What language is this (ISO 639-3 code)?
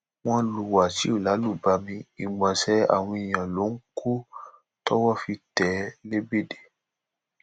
yor